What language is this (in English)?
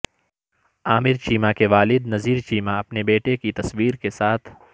Urdu